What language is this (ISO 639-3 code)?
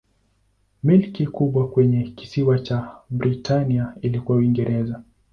swa